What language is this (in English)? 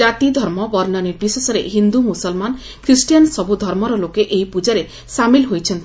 Odia